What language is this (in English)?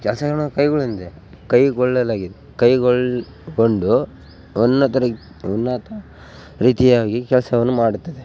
Kannada